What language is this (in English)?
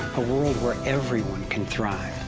English